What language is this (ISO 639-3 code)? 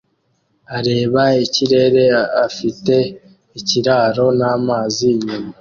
kin